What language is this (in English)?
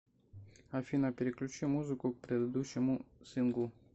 Russian